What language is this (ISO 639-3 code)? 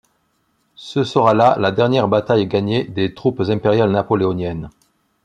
fra